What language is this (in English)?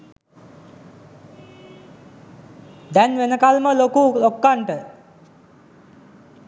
Sinhala